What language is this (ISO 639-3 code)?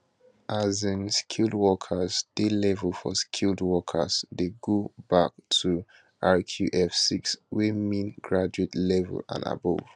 pcm